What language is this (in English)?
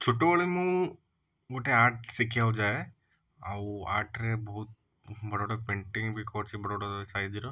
Odia